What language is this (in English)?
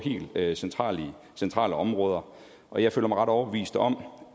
Danish